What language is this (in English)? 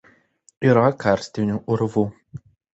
Lithuanian